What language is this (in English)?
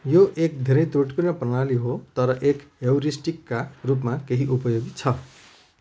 Nepali